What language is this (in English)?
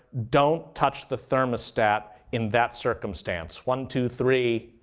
English